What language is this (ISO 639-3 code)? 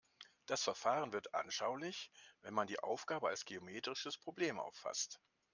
deu